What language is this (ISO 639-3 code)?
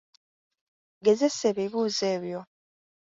lug